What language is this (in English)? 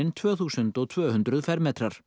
Icelandic